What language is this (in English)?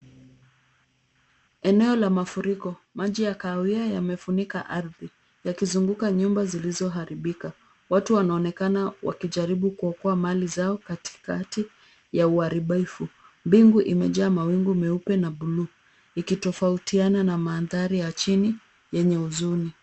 Swahili